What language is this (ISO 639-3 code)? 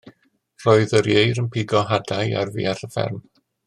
cym